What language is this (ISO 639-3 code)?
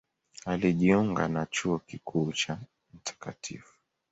swa